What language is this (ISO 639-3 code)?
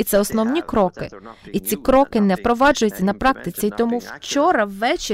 ukr